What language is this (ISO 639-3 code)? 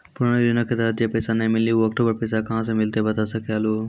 mai